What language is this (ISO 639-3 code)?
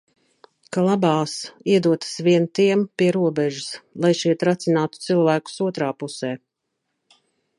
lav